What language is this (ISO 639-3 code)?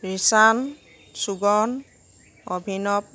asm